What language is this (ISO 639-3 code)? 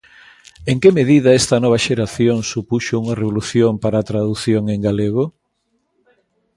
glg